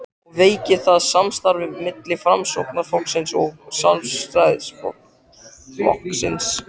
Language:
Icelandic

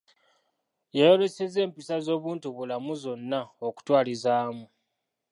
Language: Ganda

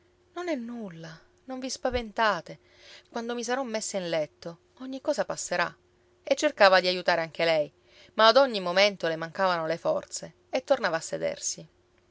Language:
Italian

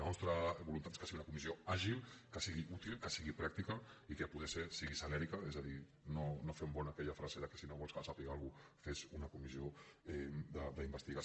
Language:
Catalan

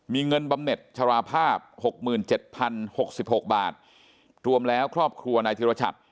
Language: Thai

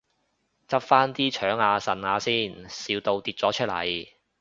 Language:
Cantonese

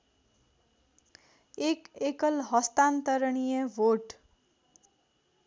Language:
Nepali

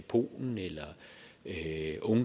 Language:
Danish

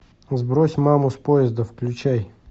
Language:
Russian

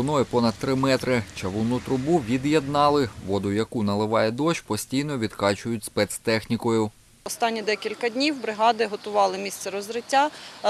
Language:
Ukrainian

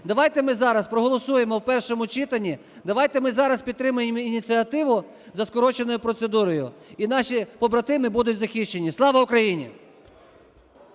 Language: Ukrainian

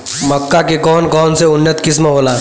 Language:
Bhojpuri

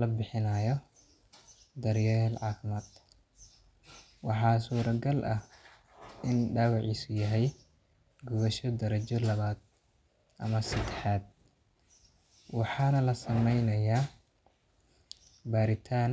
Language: Somali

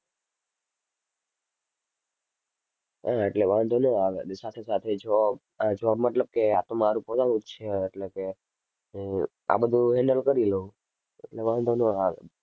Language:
Gujarati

